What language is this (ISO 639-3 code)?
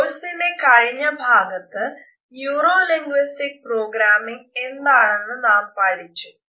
mal